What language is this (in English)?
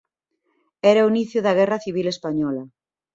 Galician